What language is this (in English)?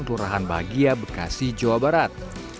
Indonesian